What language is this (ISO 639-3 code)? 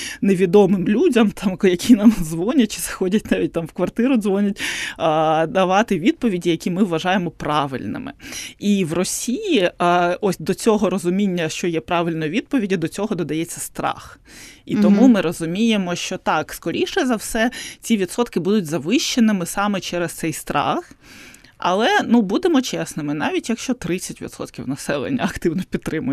ukr